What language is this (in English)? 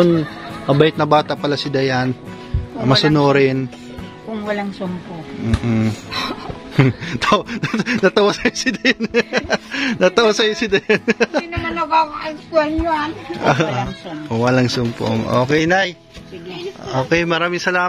Filipino